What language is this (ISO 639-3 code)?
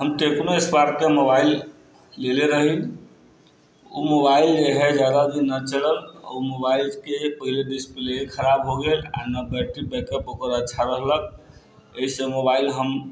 mai